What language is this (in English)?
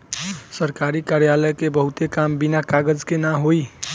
Bhojpuri